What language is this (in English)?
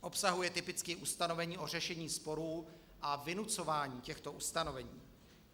Czech